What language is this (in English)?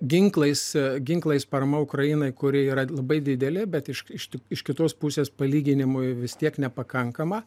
Lithuanian